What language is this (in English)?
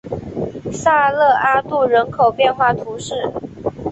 Chinese